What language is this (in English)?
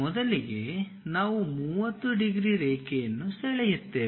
Kannada